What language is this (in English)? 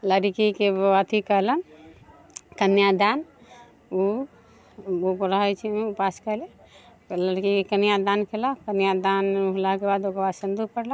Maithili